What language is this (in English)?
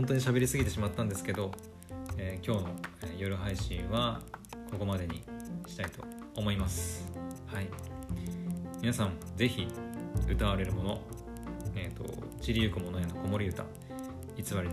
Japanese